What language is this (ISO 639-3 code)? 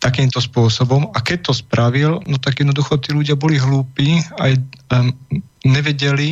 slk